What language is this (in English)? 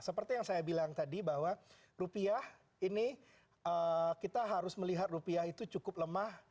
Indonesian